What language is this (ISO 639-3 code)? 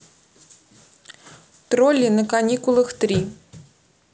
rus